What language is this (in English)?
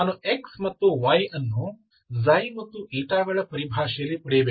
Kannada